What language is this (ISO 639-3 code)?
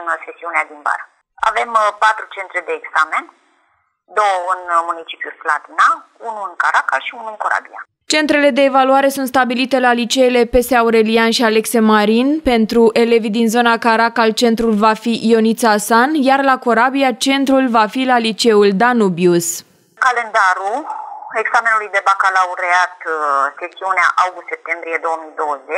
ron